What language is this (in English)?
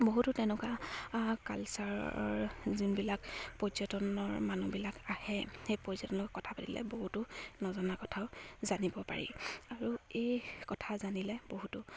Assamese